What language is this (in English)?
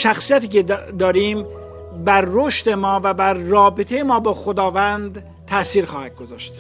Persian